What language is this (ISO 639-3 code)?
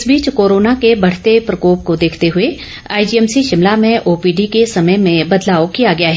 hin